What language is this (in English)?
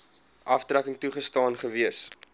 Afrikaans